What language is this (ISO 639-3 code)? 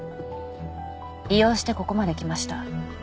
jpn